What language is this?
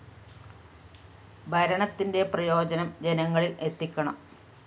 Malayalam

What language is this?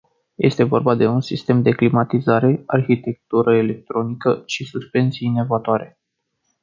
Romanian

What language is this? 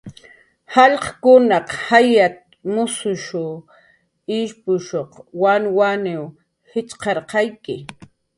Jaqaru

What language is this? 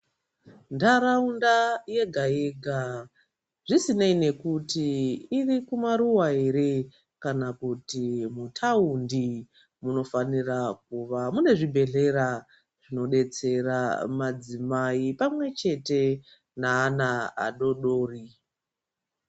Ndau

